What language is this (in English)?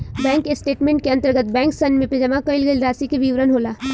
Bhojpuri